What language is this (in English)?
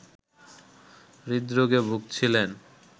Bangla